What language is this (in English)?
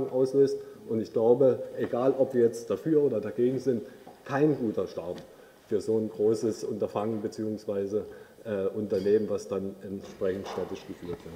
German